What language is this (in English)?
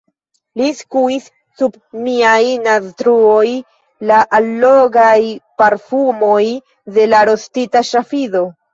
Esperanto